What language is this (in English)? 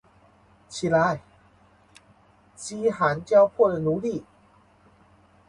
Chinese